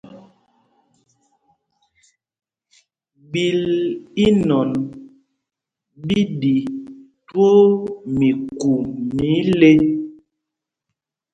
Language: Mpumpong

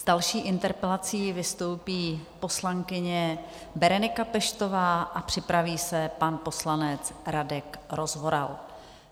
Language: Czech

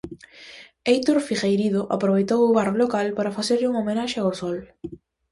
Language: Galician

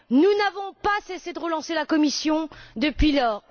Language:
French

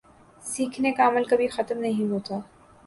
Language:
Urdu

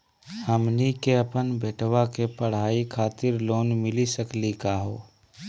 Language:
Magahi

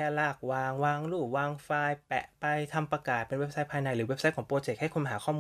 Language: Thai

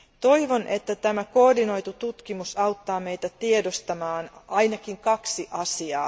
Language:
Finnish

